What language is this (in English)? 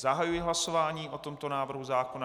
Czech